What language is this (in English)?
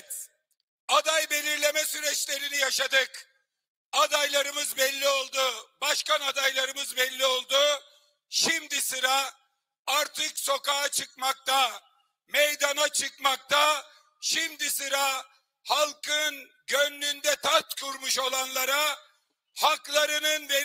Turkish